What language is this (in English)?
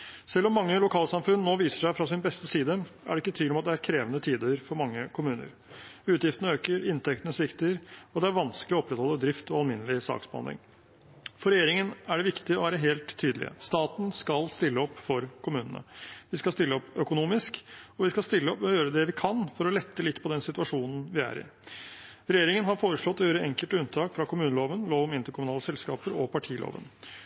Norwegian Bokmål